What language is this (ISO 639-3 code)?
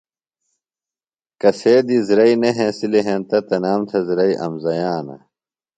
phl